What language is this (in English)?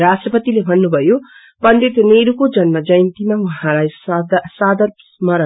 Nepali